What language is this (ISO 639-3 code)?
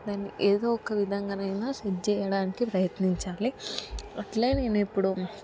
tel